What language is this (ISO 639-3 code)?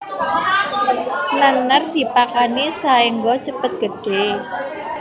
jav